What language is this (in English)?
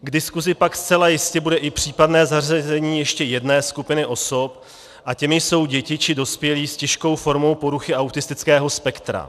Czech